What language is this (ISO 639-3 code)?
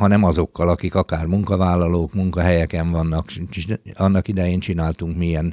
hun